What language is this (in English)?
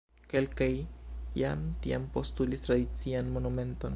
Esperanto